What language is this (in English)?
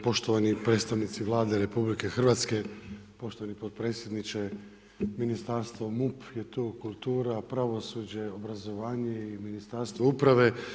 Croatian